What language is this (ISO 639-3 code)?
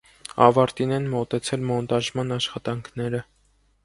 hye